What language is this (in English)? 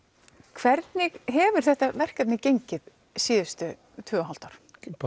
Icelandic